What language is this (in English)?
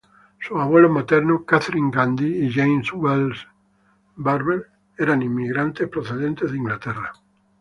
Spanish